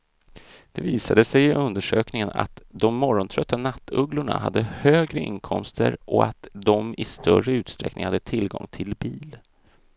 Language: Swedish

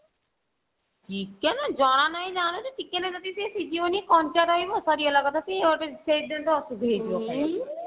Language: Odia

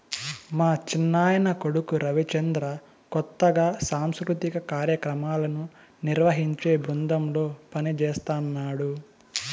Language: Telugu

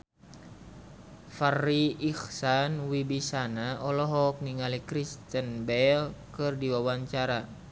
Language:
Sundanese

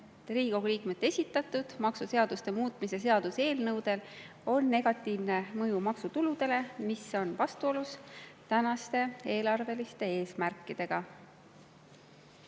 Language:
Estonian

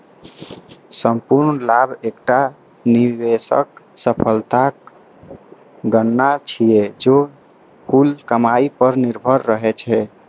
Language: Maithili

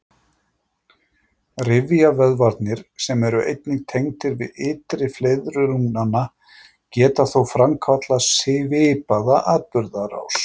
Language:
Icelandic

